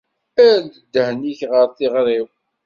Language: Kabyle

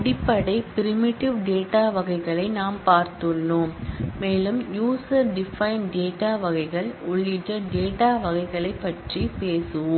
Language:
Tamil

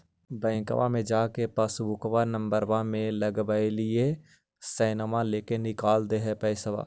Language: Magahi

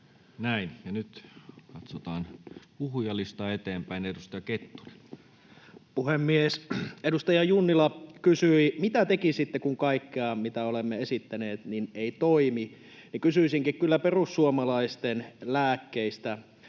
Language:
Finnish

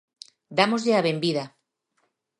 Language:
Galician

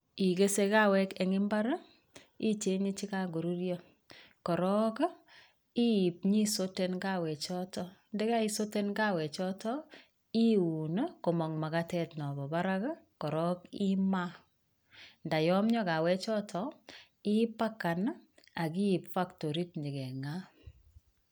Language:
Kalenjin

